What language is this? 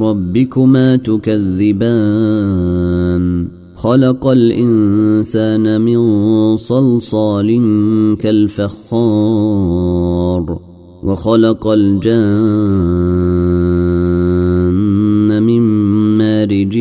Arabic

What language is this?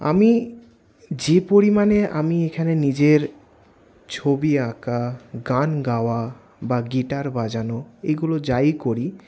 Bangla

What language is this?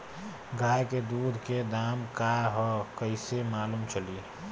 Bhojpuri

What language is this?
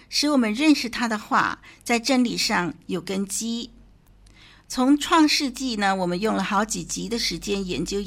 Chinese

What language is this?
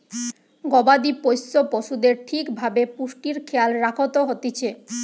Bangla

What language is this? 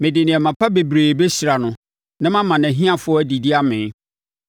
Akan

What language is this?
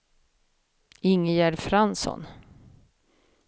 Swedish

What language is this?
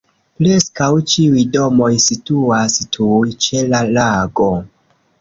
Esperanto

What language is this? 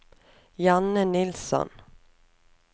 Norwegian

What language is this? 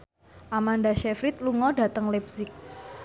Javanese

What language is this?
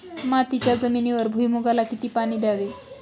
Marathi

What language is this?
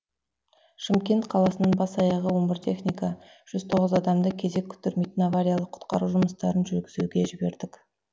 Kazakh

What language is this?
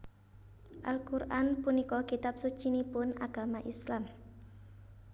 Javanese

